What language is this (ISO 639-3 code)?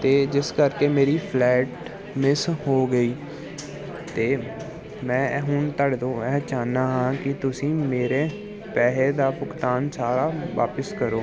pan